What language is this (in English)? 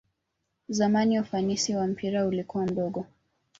Swahili